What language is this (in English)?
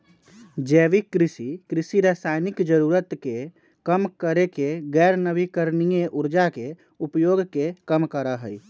Magahi